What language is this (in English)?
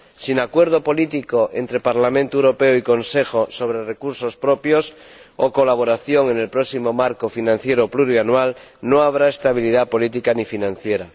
Spanish